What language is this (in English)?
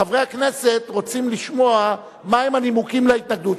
Hebrew